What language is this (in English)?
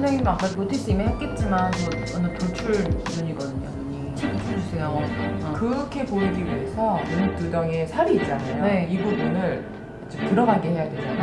Korean